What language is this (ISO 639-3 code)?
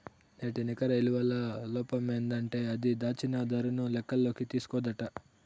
tel